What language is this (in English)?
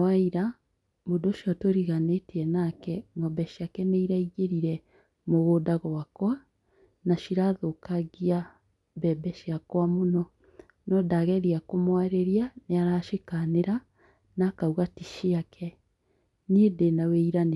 Kikuyu